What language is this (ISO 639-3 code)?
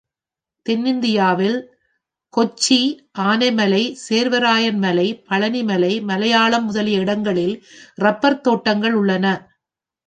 tam